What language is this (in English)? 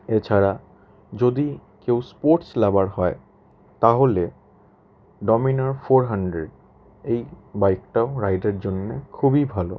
Bangla